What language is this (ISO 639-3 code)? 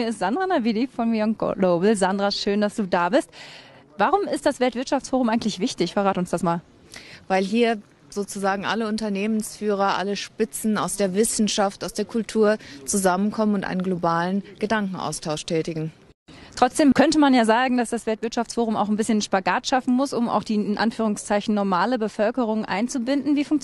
deu